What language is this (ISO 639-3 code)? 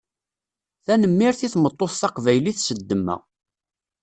kab